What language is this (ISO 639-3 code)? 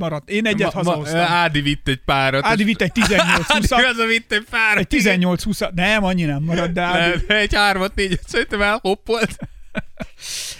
hun